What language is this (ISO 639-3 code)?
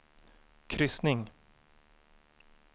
swe